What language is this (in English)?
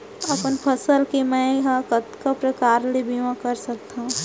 Chhattisgarhi